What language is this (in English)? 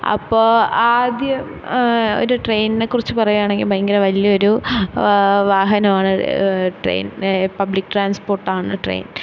Malayalam